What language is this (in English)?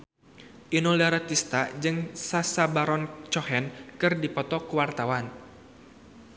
Sundanese